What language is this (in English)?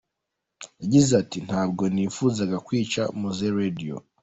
Kinyarwanda